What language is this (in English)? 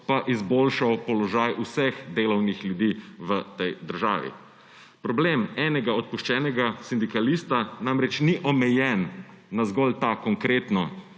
Slovenian